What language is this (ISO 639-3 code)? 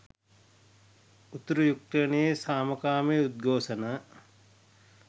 sin